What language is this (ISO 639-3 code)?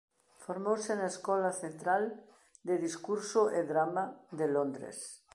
glg